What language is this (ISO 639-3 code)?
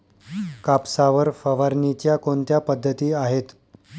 mar